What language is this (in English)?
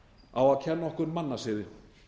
Icelandic